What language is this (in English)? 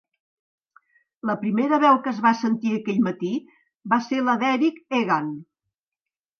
Catalan